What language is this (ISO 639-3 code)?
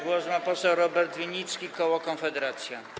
pol